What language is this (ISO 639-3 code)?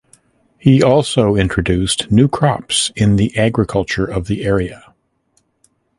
eng